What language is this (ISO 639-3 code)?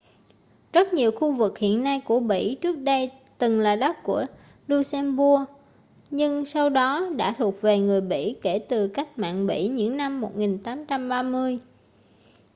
vie